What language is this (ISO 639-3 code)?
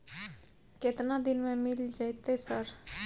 mai